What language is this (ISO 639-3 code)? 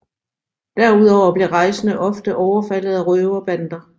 dan